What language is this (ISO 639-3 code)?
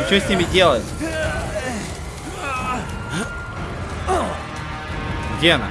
rus